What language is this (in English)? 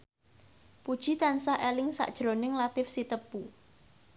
Javanese